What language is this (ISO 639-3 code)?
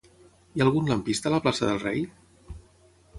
cat